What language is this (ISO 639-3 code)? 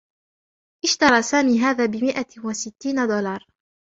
ara